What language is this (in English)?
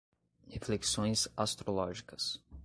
Portuguese